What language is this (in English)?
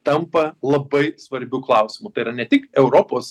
Lithuanian